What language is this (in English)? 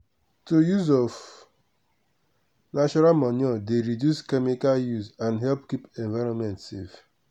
Nigerian Pidgin